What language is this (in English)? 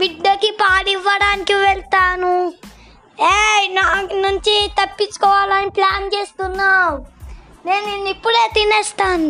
Telugu